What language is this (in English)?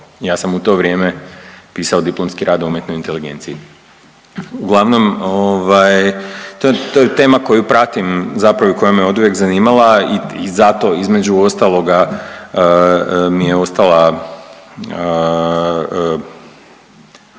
Croatian